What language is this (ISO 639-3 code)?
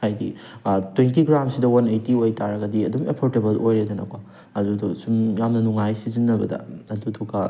mni